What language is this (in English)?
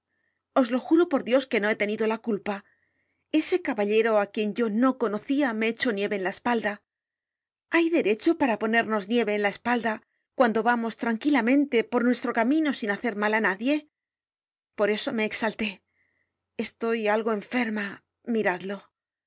Spanish